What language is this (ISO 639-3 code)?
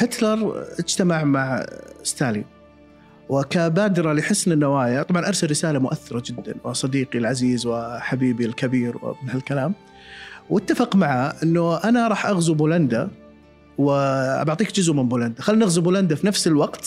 ara